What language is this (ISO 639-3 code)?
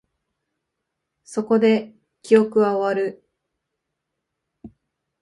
jpn